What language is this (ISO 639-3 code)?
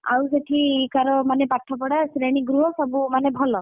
ori